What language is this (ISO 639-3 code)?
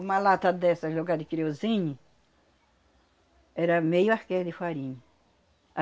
por